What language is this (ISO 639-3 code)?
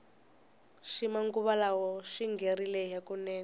tso